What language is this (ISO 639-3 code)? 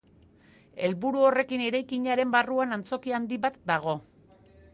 eus